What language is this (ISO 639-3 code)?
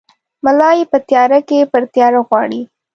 pus